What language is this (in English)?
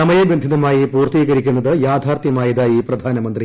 Malayalam